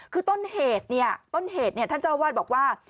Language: Thai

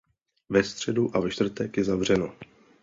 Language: Czech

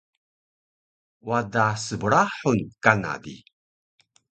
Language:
Taroko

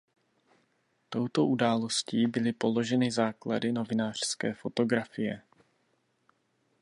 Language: Czech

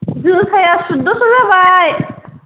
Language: Bodo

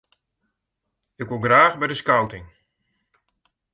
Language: Western Frisian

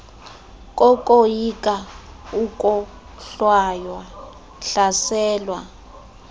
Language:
Xhosa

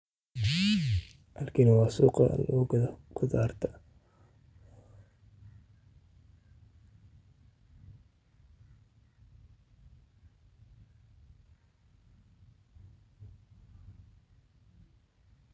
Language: Somali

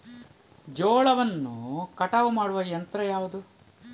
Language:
Kannada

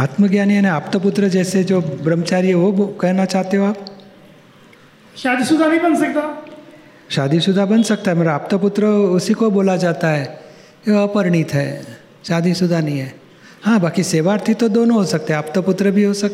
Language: Gujarati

